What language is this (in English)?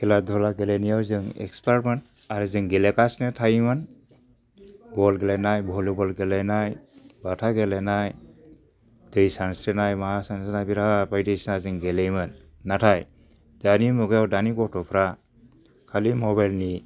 Bodo